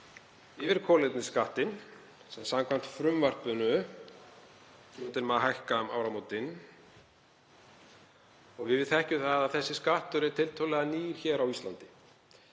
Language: Icelandic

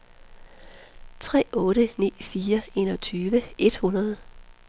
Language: Danish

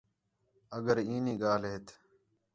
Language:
Khetrani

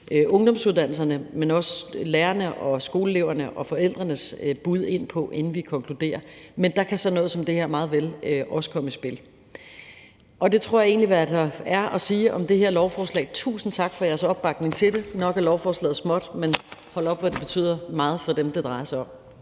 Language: Danish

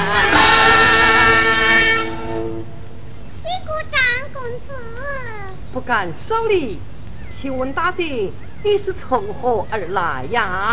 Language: Chinese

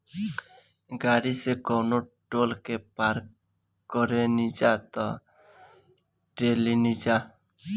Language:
Bhojpuri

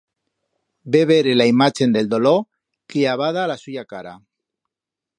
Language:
Aragonese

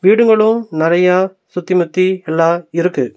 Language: Tamil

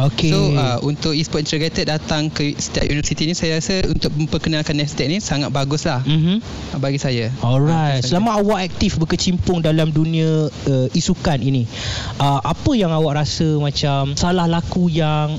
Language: Malay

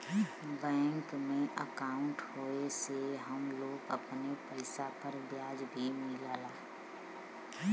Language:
Bhojpuri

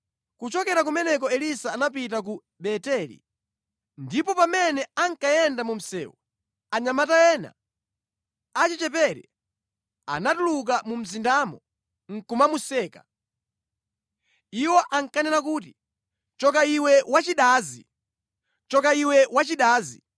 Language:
Nyanja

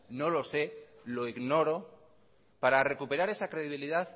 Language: Spanish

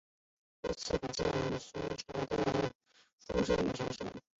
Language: Chinese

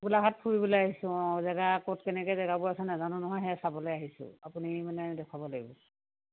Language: Assamese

